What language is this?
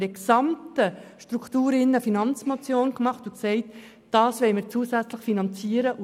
Swiss German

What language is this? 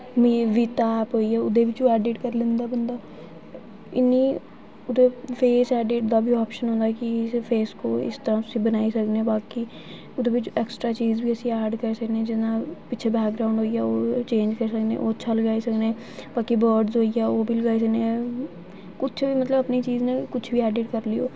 Dogri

